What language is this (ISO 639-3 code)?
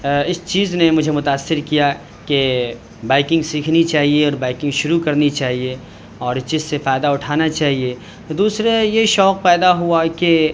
urd